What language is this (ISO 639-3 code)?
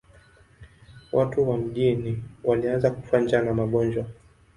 swa